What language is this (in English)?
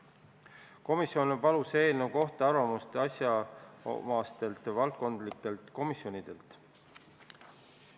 Estonian